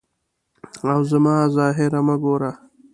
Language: Pashto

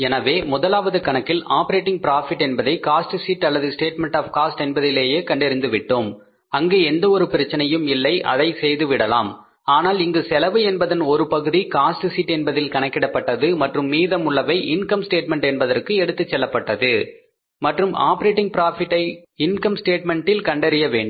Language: Tamil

